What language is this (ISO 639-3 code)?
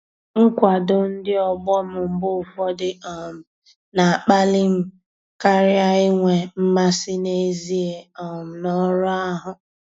ibo